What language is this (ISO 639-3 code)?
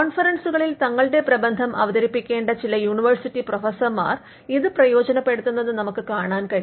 mal